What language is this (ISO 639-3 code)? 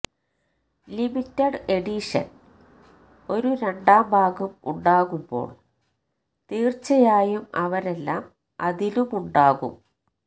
mal